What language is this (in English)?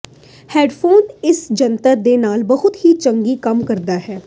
Punjabi